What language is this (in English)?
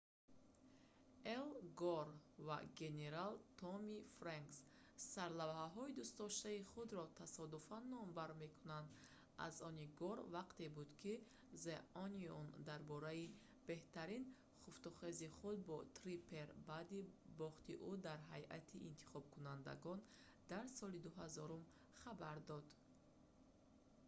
Tajik